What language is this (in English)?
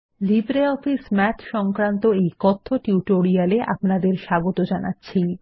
Bangla